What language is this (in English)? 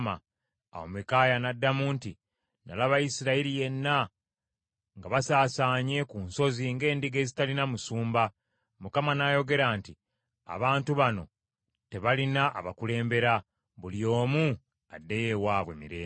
Ganda